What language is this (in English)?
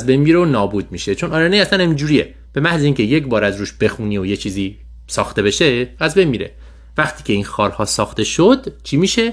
Persian